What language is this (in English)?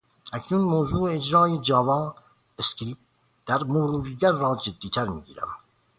Persian